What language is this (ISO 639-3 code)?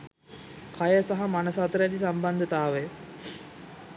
sin